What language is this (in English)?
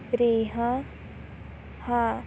Punjabi